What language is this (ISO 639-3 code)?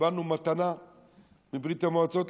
heb